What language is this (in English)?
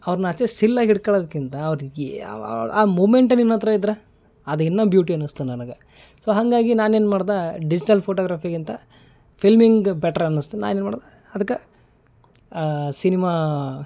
Kannada